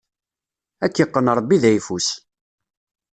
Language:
Kabyle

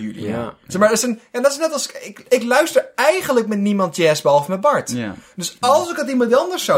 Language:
Dutch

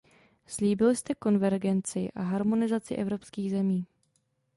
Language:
Czech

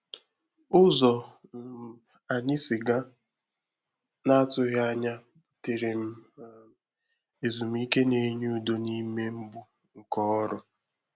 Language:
Igbo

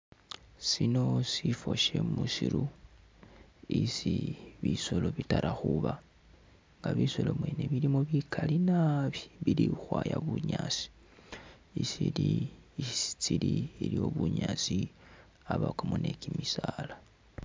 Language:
Masaaba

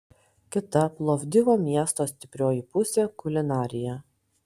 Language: Lithuanian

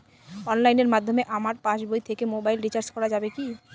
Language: Bangla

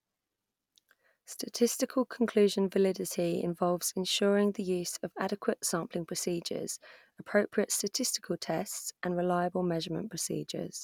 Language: English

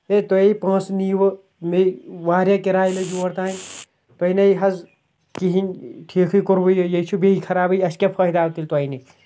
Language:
Kashmiri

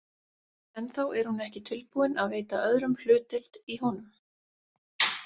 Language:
Icelandic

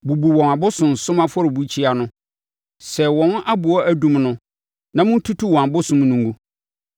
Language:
Akan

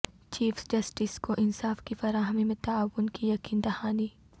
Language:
Urdu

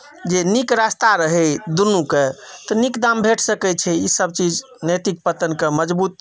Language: Maithili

